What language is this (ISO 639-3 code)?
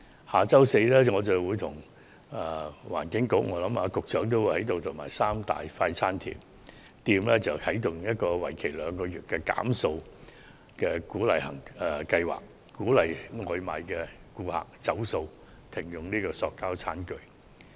yue